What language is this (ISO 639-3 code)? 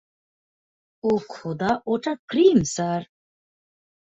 ben